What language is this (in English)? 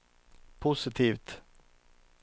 Swedish